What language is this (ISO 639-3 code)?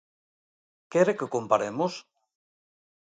glg